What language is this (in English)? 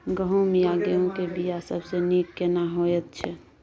Maithili